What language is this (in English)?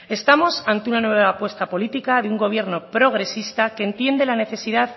Spanish